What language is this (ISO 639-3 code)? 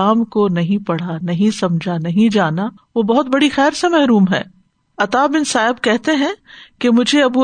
urd